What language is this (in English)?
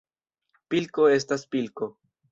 Esperanto